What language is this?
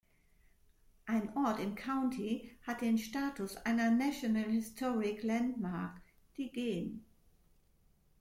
German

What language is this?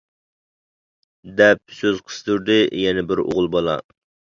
Uyghur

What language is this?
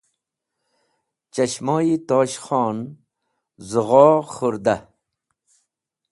Wakhi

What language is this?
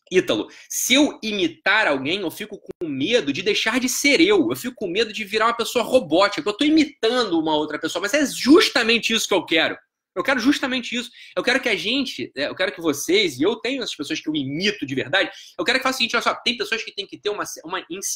Portuguese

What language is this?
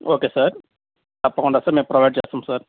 Telugu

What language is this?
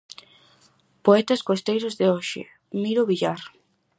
Galician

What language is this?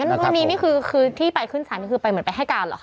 Thai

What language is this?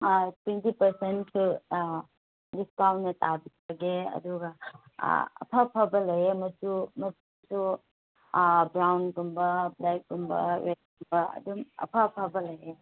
Manipuri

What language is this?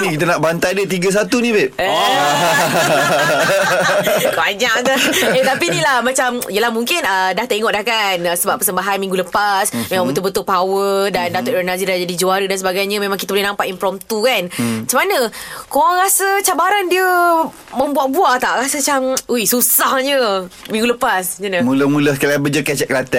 Malay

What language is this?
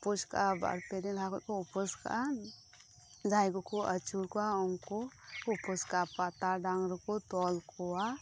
Santali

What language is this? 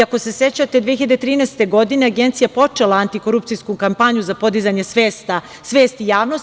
Serbian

